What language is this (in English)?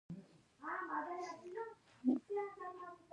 Pashto